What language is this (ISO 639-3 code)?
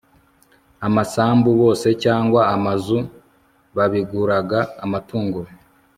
kin